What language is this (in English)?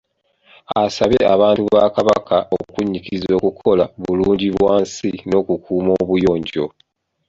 Ganda